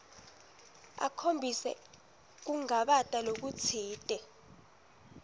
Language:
Swati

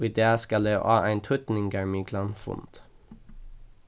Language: Faroese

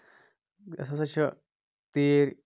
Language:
Kashmiri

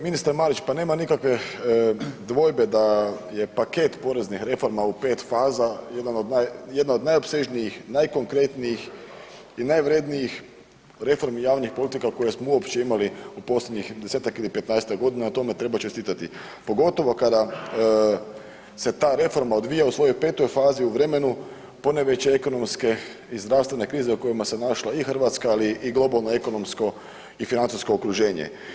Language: Croatian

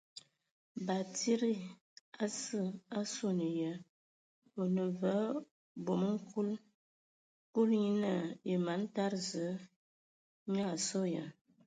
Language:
Ewondo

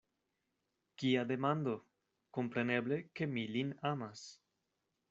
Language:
Esperanto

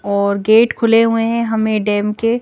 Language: Hindi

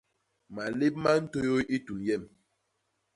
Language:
Basaa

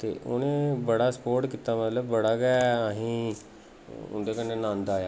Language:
Dogri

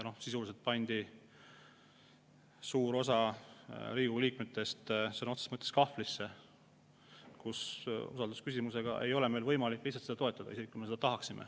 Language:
Estonian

